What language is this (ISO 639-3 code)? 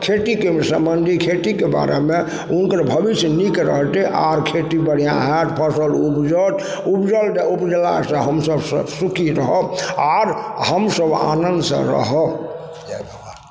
mai